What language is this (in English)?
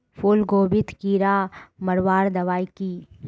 Magahi